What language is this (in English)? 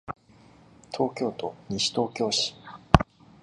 Japanese